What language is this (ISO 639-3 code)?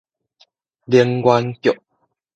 nan